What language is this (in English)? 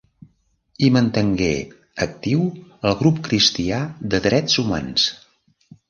Catalan